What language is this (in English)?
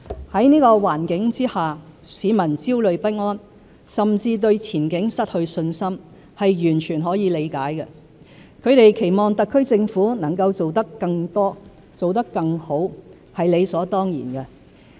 Cantonese